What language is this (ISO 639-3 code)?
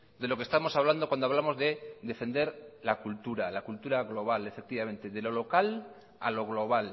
spa